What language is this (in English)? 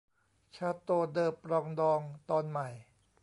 Thai